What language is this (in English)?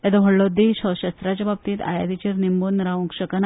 Konkani